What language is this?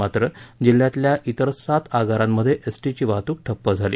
Marathi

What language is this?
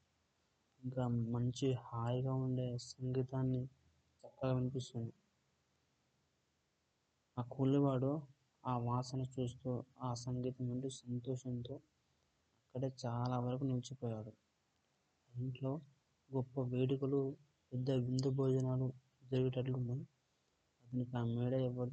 Telugu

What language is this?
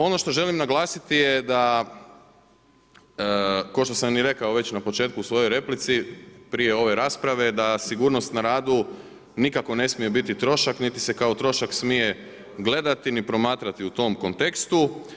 Croatian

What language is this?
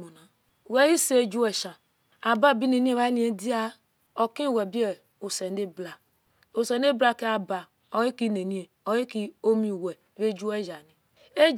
Esan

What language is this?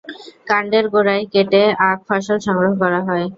Bangla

